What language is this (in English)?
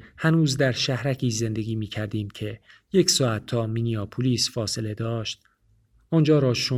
Persian